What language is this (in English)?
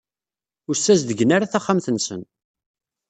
Kabyle